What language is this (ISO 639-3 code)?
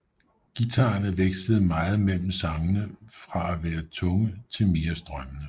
dan